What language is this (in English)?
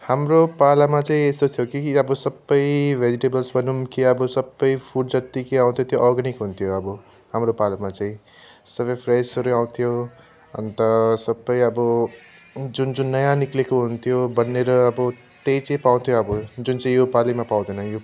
Nepali